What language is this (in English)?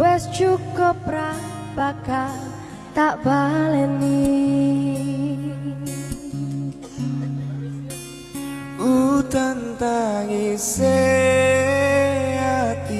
Indonesian